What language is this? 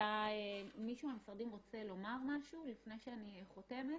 Hebrew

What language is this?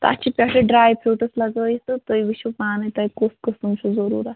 Kashmiri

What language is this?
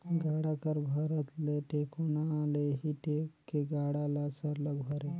Chhattisgarhi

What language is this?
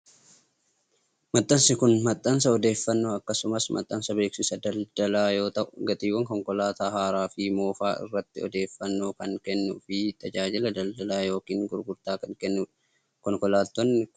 Oromo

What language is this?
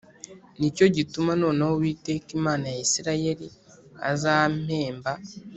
Kinyarwanda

